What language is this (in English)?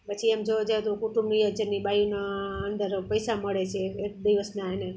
Gujarati